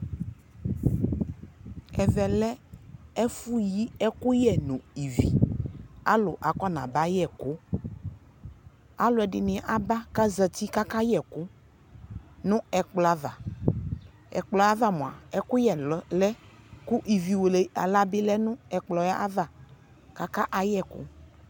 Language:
Ikposo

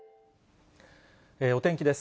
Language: Japanese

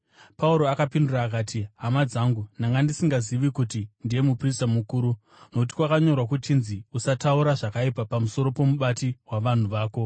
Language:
Shona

